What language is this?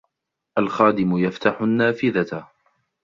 Arabic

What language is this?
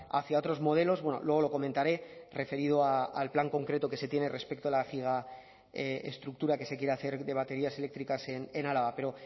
Spanish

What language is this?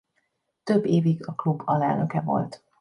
Hungarian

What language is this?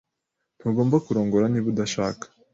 Kinyarwanda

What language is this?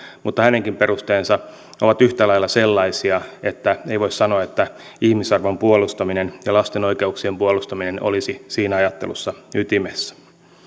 Finnish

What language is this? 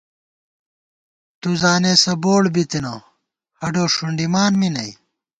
Gawar-Bati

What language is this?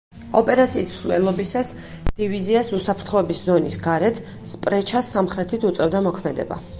Georgian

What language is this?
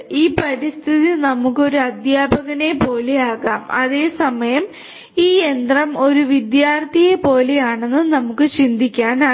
Malayalam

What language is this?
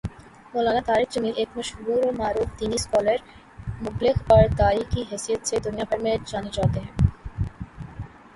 Urdu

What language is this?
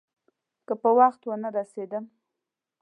Pashto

